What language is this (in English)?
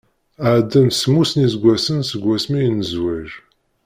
Kabyle